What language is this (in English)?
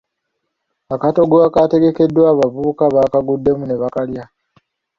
Ganda